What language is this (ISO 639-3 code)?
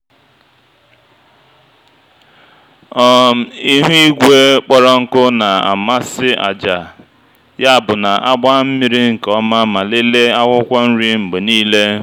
ibo